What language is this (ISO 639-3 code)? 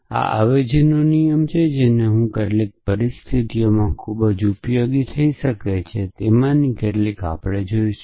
guj